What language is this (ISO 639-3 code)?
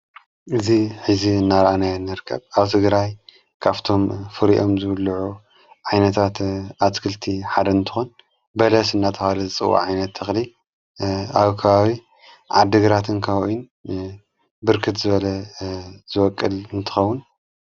tir